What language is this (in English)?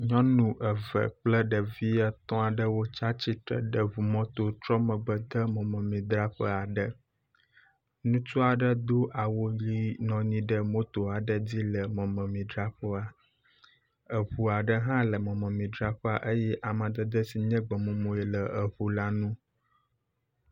Ewe